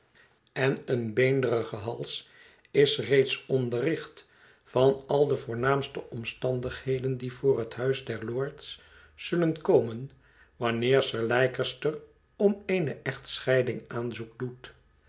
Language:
Dutch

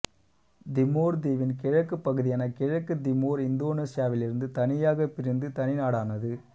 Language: Tamil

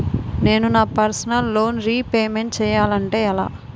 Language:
Telugu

